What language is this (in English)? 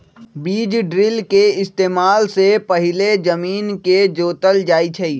Magahi